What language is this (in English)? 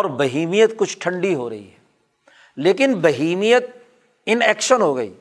Urdu